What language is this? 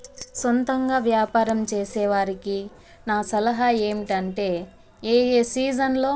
Telugu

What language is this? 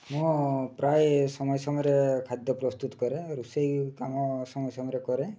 Odia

